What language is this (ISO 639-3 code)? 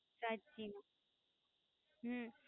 guj